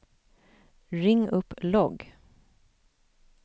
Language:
Swedish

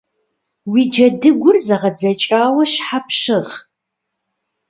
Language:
Kabardian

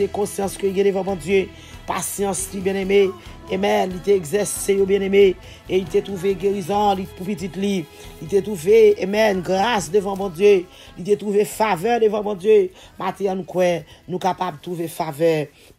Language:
French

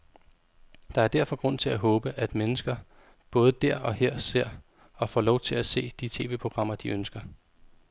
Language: Danish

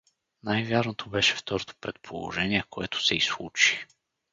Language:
Bulgarian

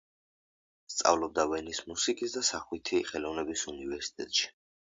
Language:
Georgian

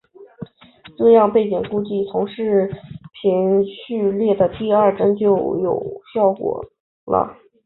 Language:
Chinese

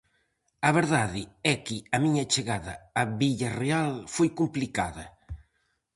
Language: Galician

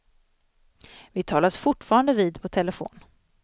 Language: Swedish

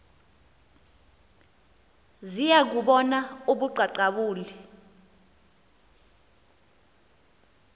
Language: Xhosa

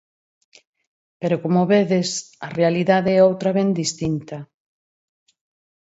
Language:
Galician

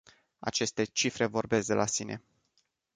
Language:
Romanian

